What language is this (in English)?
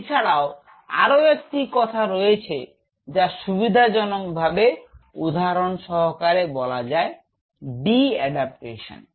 Bangla